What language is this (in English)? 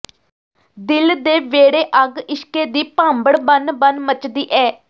Punjabi